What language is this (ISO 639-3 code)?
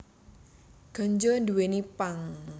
jav